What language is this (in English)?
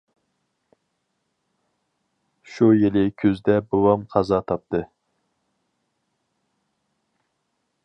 Uyghur